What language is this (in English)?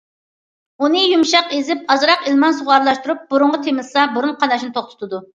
Uyghur